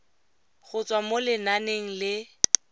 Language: Tswana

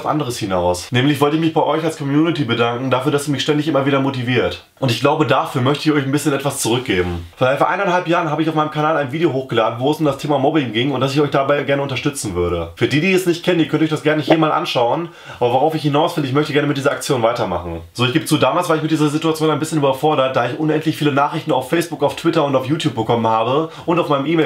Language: German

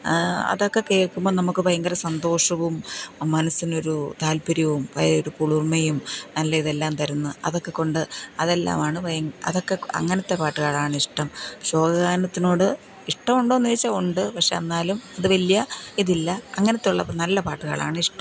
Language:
Malayalam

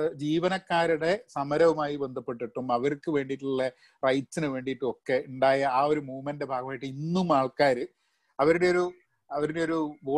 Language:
Malayalam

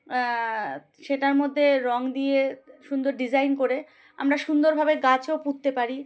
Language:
Bangla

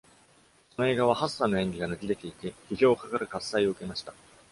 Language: Japanese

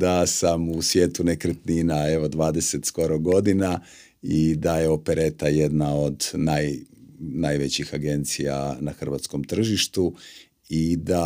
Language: Croatian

